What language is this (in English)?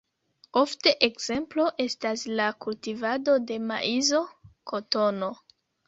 Esperanto